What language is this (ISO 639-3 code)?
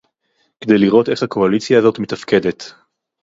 heb